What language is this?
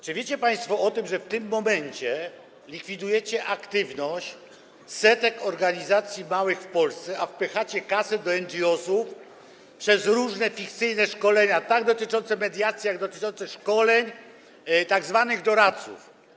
Polish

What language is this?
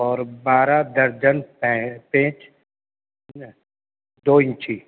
Urdu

